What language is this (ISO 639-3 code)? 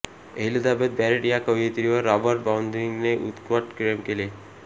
mar